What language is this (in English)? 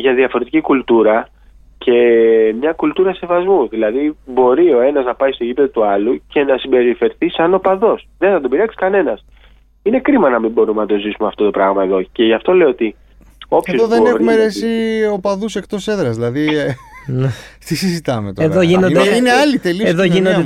Greek